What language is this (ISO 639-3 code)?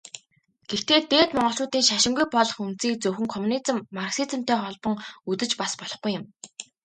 mon